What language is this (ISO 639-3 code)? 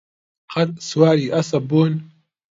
ckb